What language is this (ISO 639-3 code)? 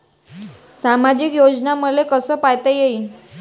mar